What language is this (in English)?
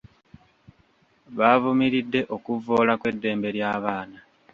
Ganda